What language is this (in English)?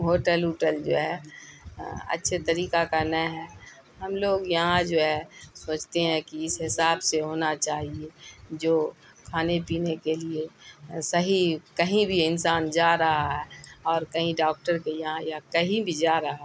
Urdu